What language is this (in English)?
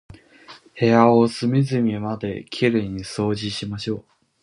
Japanese